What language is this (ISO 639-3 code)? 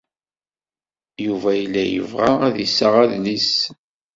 kab